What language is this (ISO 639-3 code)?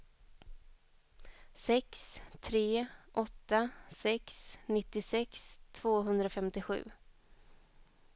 swe